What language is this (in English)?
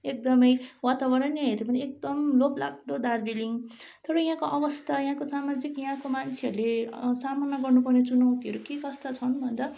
Nepali